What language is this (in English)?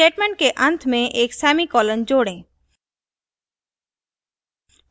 Hindi